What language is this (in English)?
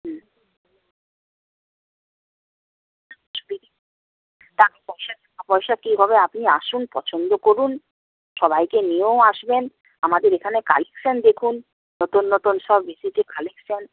Bangla